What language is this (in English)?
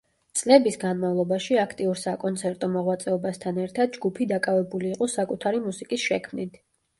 Georgian